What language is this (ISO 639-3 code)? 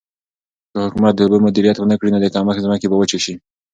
pus